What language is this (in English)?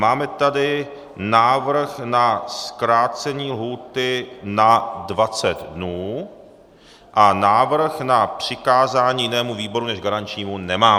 Czech